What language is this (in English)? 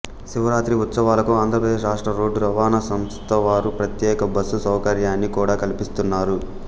Telugu